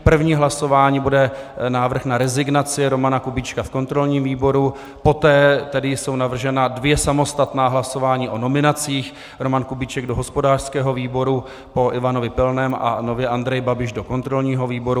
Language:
Czech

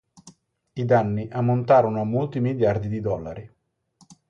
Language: Italian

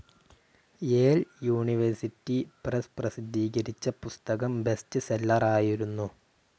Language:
Malayalam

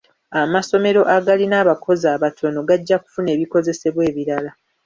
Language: Ganda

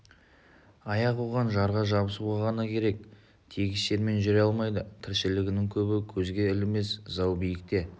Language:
Kazakh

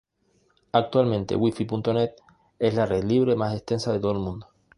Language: Spanish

